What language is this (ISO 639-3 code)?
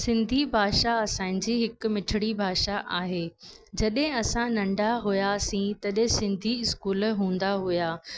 snd